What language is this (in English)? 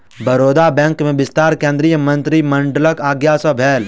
Maithili